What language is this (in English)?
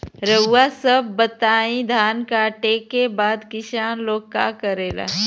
Bhojpuri